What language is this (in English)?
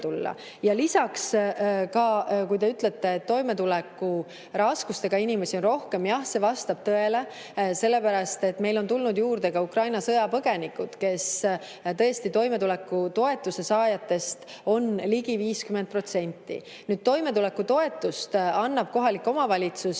Estonian